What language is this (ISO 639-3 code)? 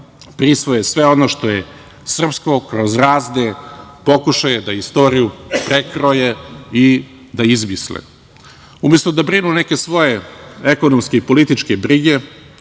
srp